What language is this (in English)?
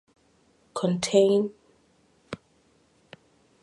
English